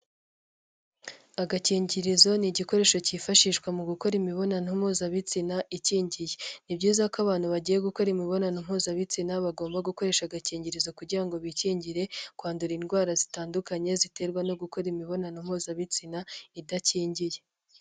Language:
Kinyarwanda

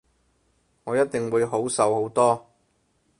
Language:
Cantonese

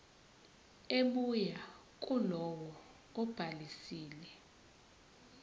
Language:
Zulu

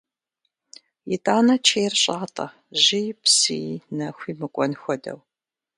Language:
Kabardian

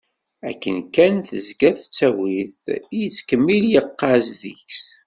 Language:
Kabyle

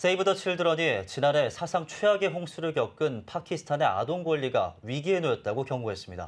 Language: Korean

